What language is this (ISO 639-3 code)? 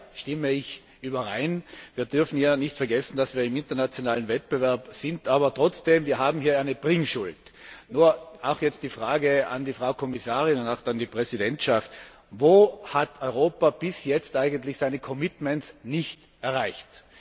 deu